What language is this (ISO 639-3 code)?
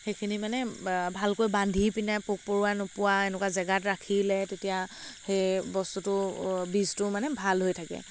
asm